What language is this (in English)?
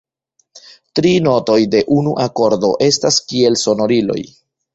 Esperanto